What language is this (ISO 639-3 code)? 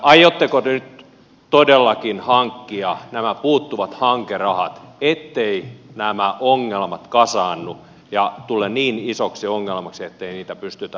fin